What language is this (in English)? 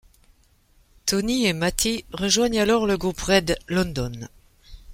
French